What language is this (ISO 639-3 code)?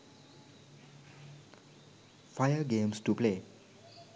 sin